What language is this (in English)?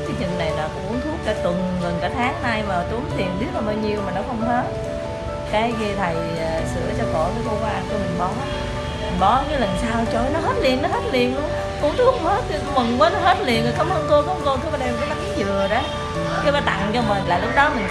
Vietnamese